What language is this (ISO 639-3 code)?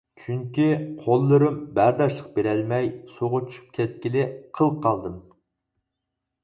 uig